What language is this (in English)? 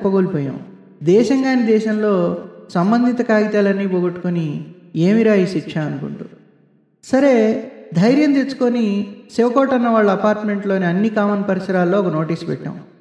Telugu